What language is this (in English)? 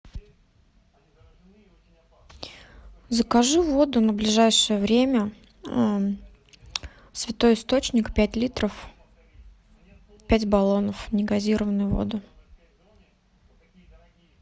Russian